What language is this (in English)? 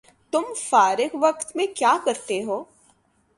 Urdu